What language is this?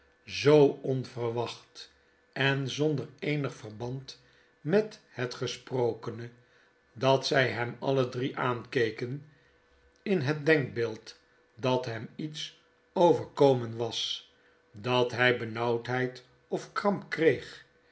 Dutch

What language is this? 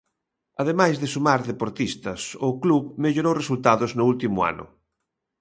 Galician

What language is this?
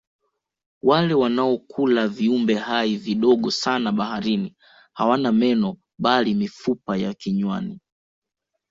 Swahili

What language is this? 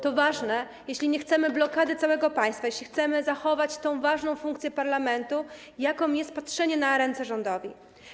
Polish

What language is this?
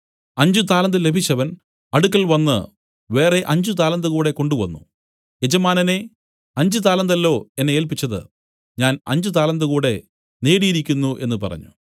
Malayalam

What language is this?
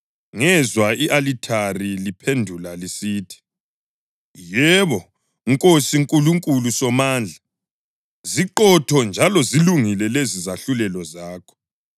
North Ndebele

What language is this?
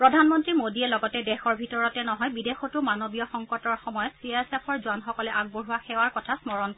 Assamese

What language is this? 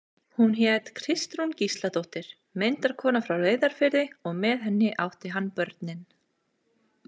Icelandic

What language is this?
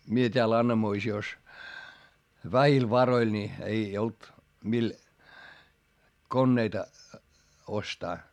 Finnish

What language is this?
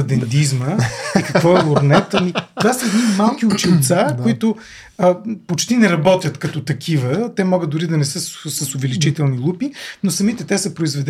Bulgarian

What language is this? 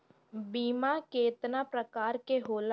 Bhojpuri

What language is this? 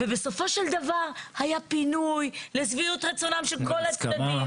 Hebrew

